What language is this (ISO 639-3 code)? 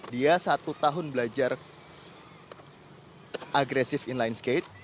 ind